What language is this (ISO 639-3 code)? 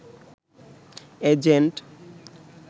ben